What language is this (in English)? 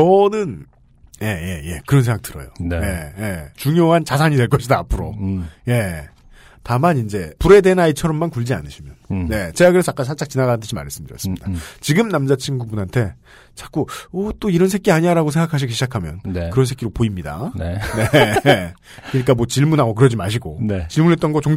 Korean